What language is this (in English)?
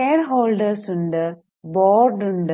Malayalam